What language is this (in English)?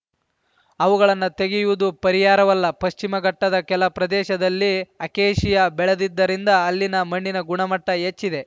Kannada